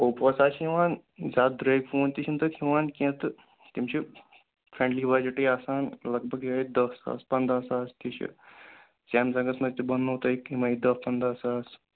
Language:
Kashmiri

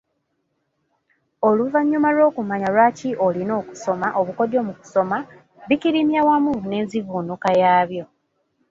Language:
Ganda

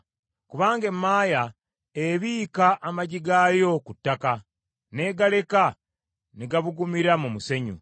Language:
Ganda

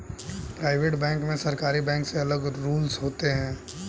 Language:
Hindi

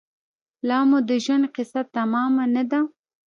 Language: Pashto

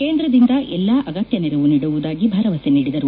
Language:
Kannada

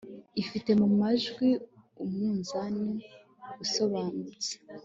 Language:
Kinyarwanda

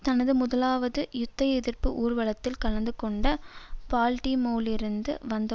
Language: Tamil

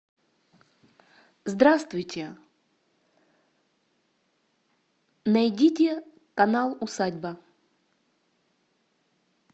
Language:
Russian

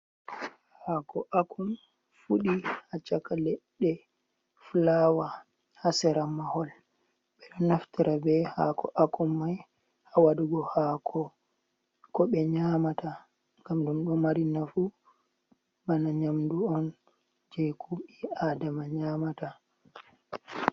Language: Fula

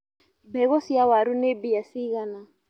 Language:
Kikuyu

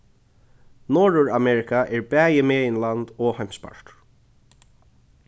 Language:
Faroese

